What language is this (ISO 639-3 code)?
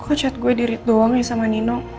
ind